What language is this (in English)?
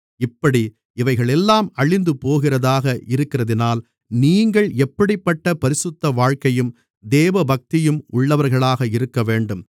Tamil